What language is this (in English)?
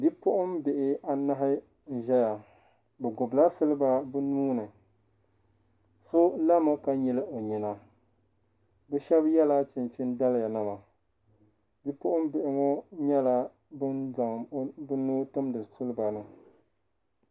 Dagbani